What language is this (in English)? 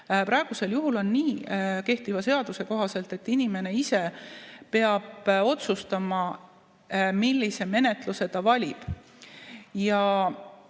Estonian